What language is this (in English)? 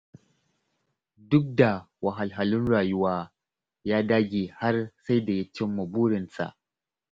Hausa